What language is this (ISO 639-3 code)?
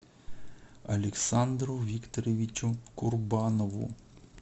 rus